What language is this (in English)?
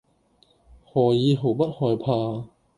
Cantonese